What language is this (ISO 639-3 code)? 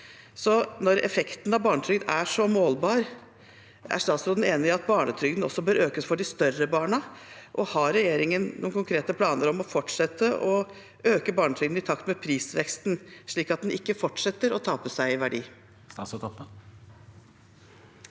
nor